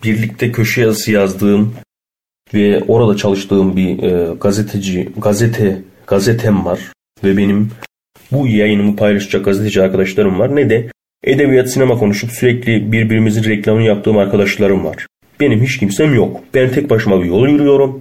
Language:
Turkish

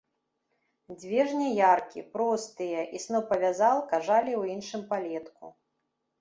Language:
Belarusian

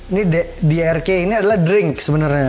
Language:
Indonesian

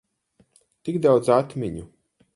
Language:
Latvian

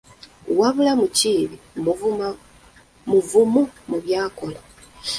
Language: Ganda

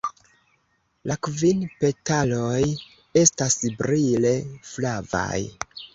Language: Esperanto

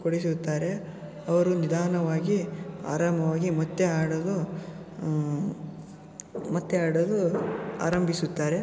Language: Kannada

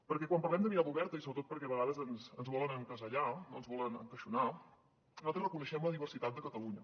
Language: Catalan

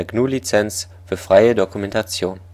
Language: German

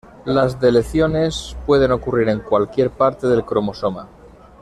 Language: Spanish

